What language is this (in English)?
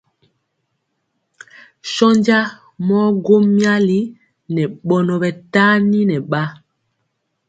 Mpiemo